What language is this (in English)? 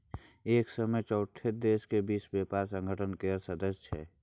Maithili